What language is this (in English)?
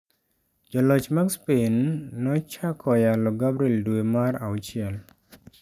Luo (Kenya and Tanzania)